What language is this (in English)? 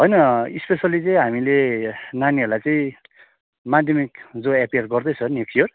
Nepali